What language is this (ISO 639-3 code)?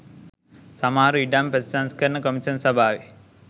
sin